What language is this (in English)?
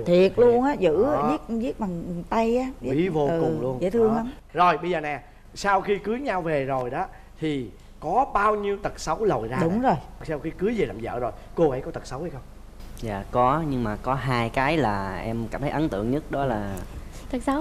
Vietnamese